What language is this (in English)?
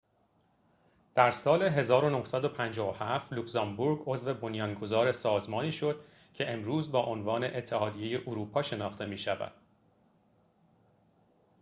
Persian